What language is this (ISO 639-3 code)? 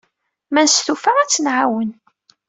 kab